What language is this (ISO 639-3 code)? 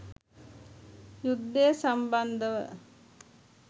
sin